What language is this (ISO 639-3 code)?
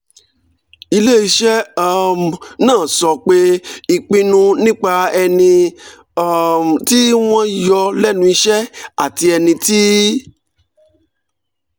yor